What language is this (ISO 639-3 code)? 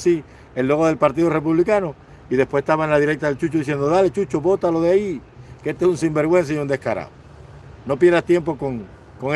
spa